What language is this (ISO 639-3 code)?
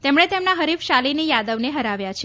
guj